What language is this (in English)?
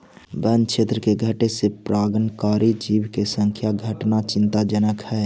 Magahi